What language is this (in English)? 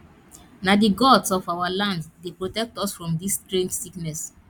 Nigerian Pidgin